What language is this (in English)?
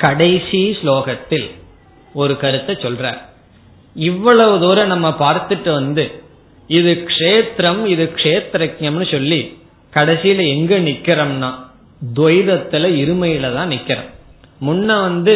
Tamil